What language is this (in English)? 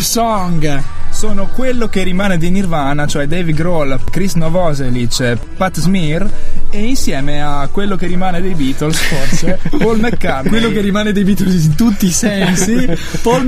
Italian